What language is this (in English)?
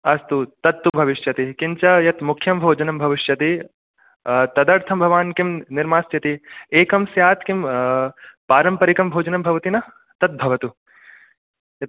Sanskrit